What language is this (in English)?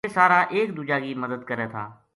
Gujari